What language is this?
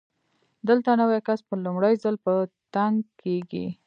Pashto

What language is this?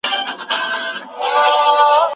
Pashto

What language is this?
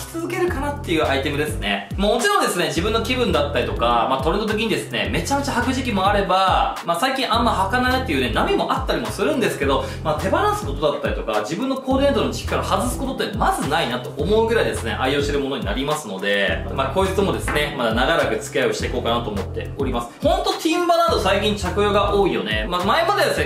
Japanese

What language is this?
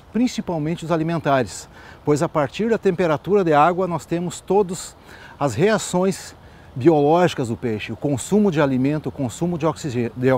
Portuguese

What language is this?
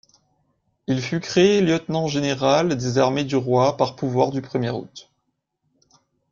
French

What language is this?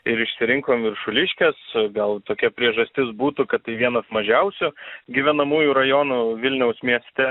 Lithuanian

